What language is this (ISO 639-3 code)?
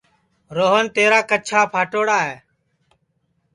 ssi